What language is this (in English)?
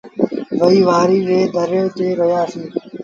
Sindhi Bhil